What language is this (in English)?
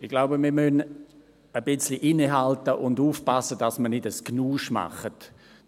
Swiss German